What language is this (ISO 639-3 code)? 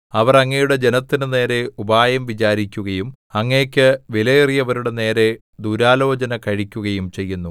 mal